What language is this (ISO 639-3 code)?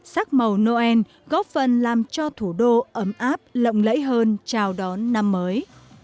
vie